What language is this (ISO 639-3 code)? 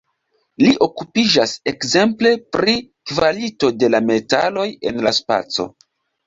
epo